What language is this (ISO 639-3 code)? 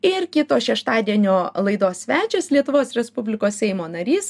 lit